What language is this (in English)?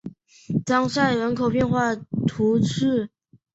Chinese